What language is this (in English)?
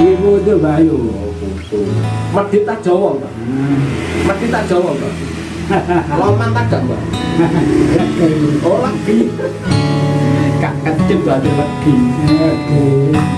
Indonesian